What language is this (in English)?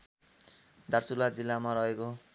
Nepali